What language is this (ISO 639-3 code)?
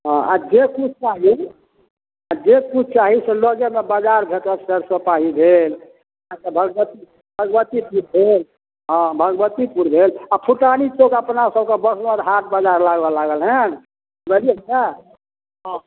mai